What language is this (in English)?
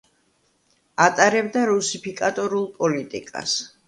Georgian